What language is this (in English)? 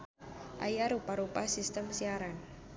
Sundanese